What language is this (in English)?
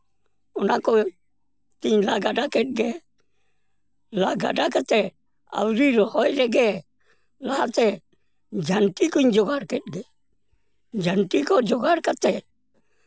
Santali